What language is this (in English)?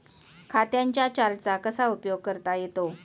Marathi